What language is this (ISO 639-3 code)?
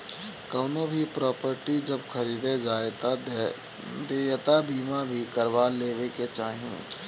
bho